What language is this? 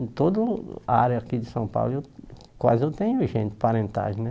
Portuguese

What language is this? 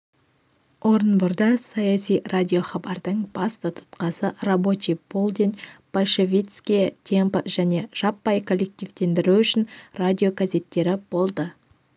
Kazakh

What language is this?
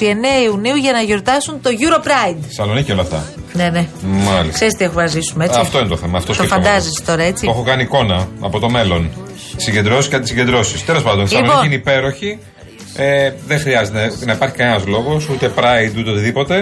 Greek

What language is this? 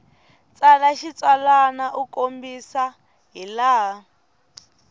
Tsonga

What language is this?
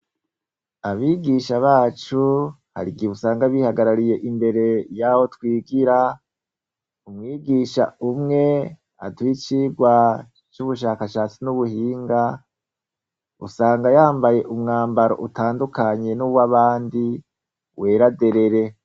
Rundi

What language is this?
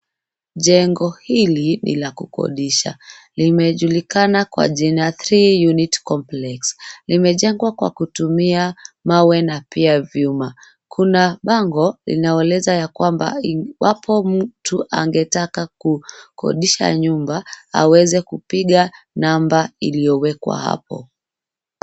Swahili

